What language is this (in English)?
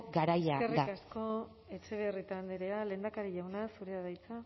Basque